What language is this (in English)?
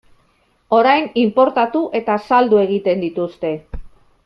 Basque